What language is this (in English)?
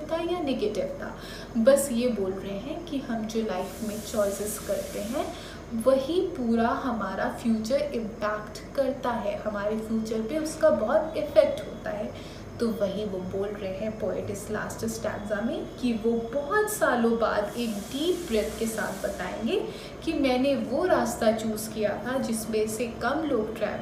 Hindi